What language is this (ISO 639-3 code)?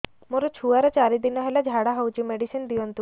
ori